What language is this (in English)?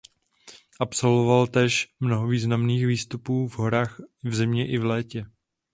Czech